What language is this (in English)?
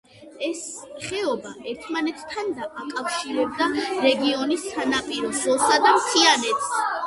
Georgian